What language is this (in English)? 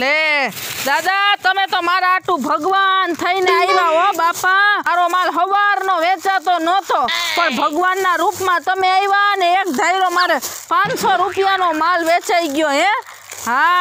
Gujarati